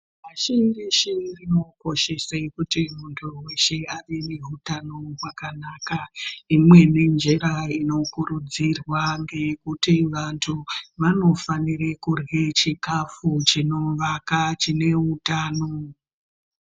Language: Ndau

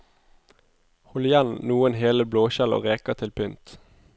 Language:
Norwegian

